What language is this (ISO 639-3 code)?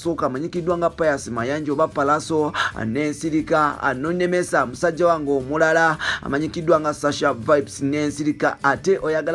ron